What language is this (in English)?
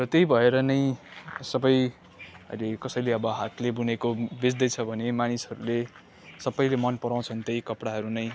Nepali